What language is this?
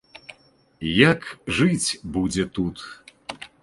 Belarusian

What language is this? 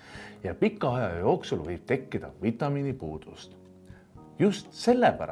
Estonian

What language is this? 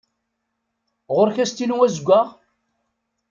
Kabyle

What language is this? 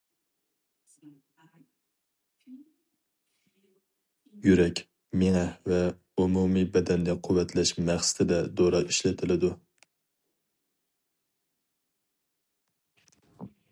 Uyghur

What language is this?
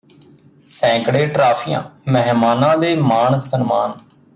Punjabi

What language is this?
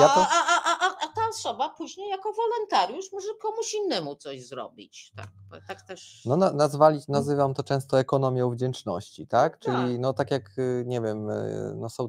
Polish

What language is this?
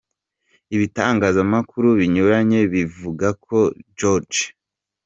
Kinyarwanda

